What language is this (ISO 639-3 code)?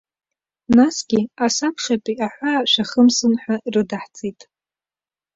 abk